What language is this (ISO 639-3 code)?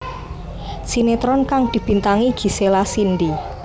jav